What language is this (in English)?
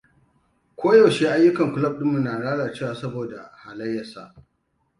Hausa